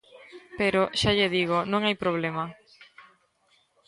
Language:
Galician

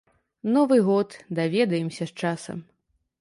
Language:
Belarusian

